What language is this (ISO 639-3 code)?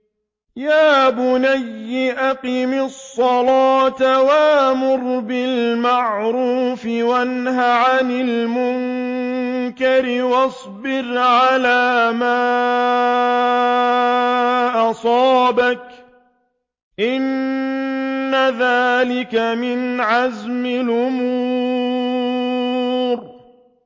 ara